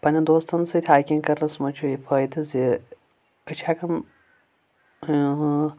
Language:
Kashmiri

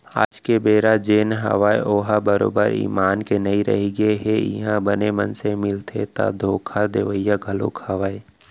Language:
Chhattisgarhi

